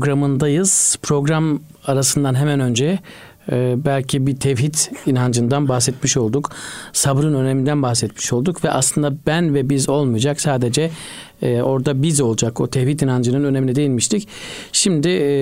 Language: Turkish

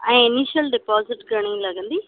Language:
Sindhi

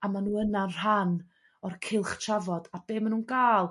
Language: Welsh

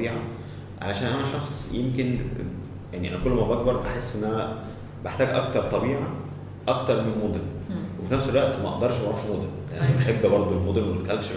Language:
Arabic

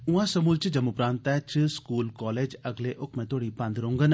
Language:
Dogri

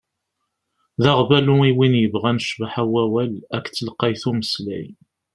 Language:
Kabyle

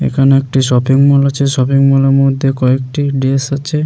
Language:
Bangla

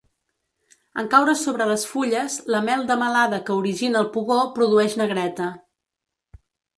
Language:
Catalan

